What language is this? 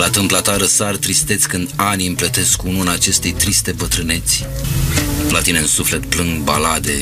Romanian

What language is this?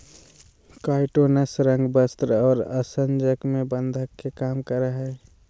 Magahi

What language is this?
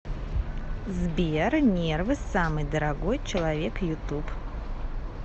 Russian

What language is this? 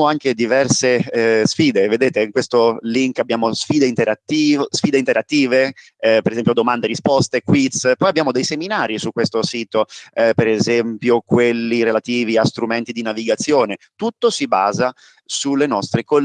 Italian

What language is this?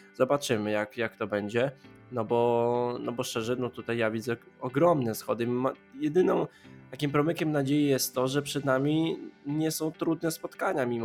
Polish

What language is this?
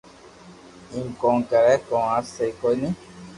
Loarki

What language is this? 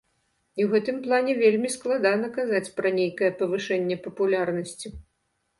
Belarusian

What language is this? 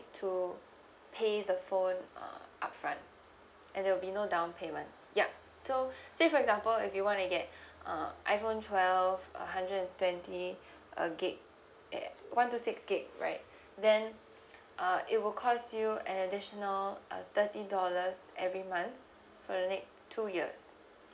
English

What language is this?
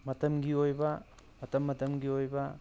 Manipuri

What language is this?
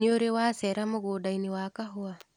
Kikuyu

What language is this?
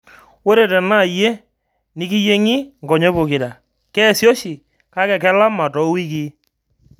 Masai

